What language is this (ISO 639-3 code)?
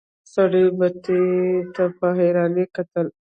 pus